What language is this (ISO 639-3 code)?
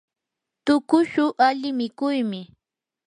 qur